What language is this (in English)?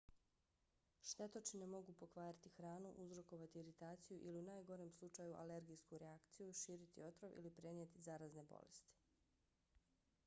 Bosnian